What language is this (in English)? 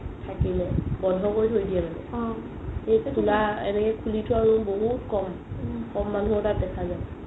Assamese